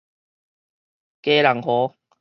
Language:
Min Nan Chinese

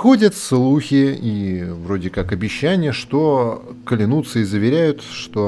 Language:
Russian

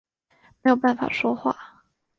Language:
Chinese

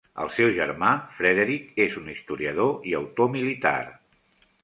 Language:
Catalan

